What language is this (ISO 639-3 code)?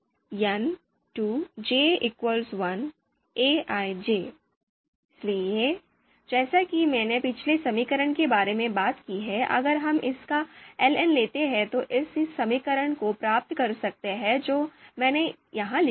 hin